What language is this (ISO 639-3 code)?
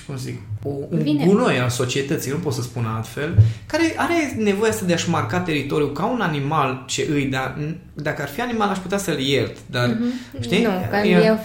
ron